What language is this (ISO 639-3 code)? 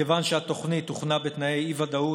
heb